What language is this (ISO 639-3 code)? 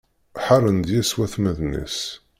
kab